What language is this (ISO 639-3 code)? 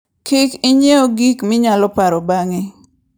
luo